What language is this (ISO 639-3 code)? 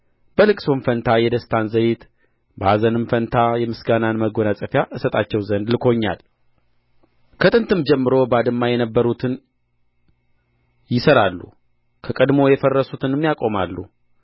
amh